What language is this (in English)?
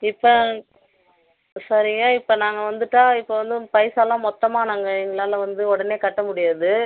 Tamil